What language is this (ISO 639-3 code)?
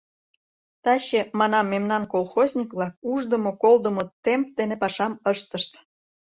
chm